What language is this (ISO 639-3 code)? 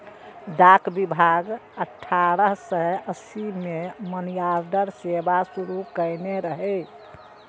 mai